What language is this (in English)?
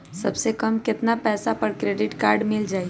Magahi